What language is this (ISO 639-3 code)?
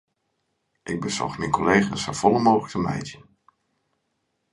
fry